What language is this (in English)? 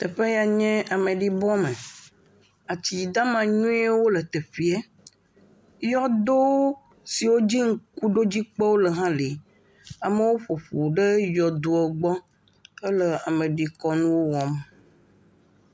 Ewe